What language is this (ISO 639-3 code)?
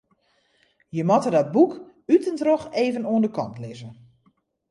fry